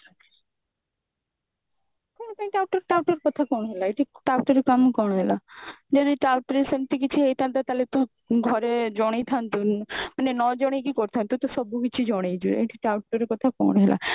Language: Odia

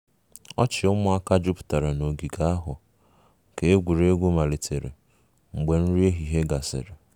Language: Igbo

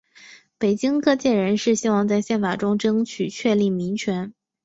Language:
Chinese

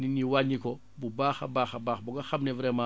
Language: Wolof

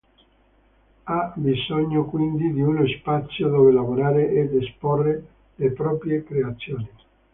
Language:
Italian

